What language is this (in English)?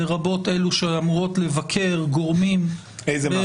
Hebrew